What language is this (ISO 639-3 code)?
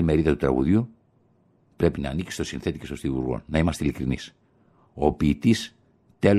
ell